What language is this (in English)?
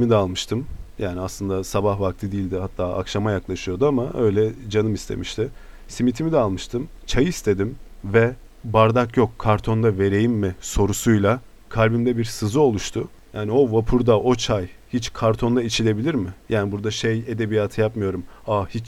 Turkish